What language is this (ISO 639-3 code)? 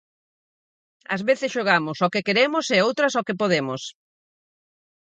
glg